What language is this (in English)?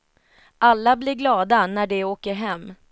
Swedish